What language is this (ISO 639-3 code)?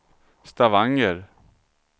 swe